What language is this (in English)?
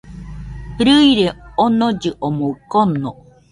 Nüpode Huitoto